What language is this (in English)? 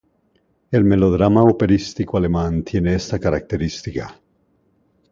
Spanish